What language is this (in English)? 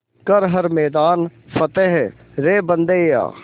Hindi